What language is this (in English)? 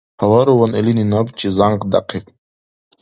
Dargwa